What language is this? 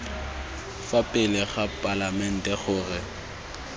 Tswana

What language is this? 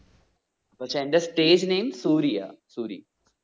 Malayalam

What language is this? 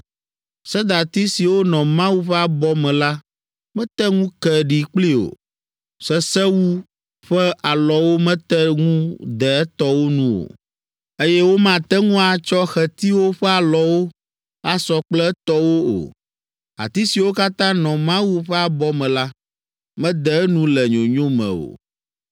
Ewe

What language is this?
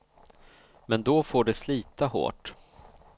Swedish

